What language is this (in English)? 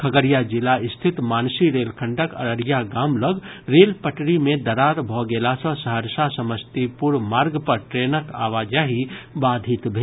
Maithili